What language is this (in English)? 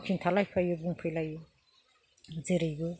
Bodo